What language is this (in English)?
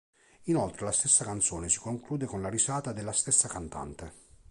Italian